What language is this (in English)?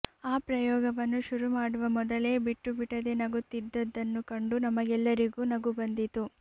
Kannada